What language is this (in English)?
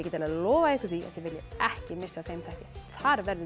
Icelandic